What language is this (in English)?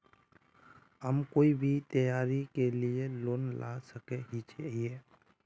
Magahi